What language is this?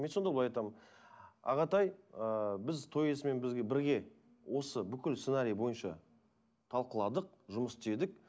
Kazakh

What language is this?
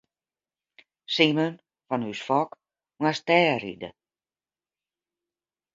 Western Frisian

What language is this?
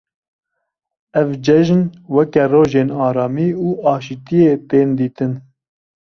Kurdish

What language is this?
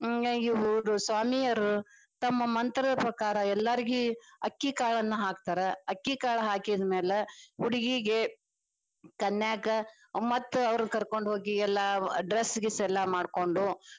Kannada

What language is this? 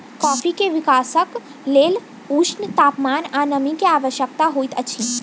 Maithili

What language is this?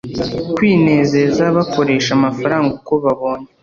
Kinyarwanda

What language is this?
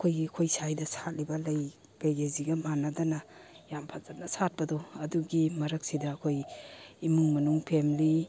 Manipuri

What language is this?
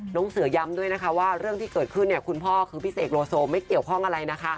Thai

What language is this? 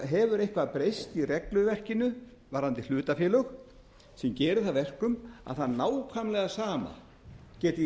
Icelandic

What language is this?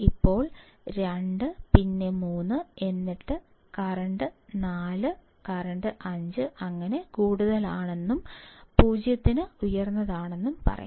Malayalam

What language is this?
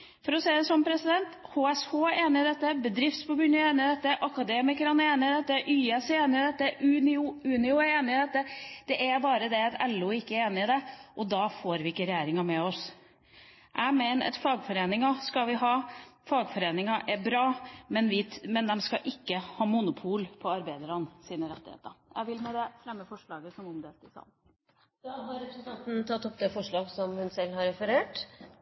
Norwegian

